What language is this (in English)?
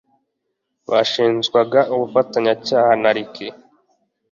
Kinyarwanda